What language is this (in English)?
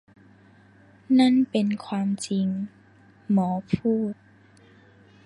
Thai